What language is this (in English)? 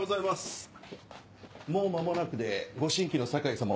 Japanese